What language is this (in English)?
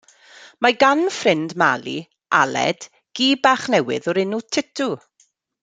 Welsh